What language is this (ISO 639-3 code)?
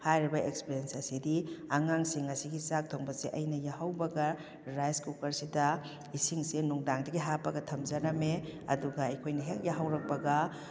mni